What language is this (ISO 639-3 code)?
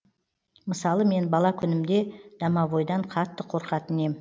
kaz